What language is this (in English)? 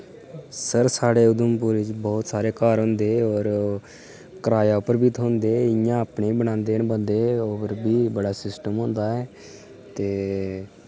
Dogri